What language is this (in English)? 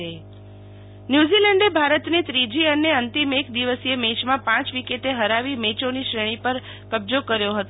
Gujarati